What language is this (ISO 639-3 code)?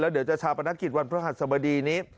tha